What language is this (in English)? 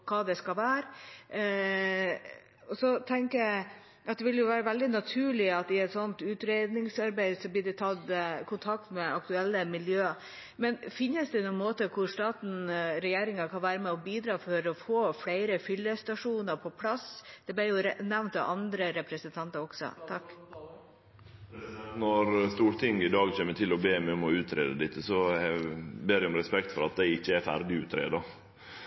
Norwegian